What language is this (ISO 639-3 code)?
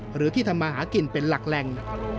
tha